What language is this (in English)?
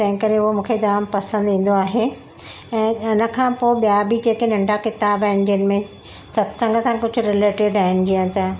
Sindhi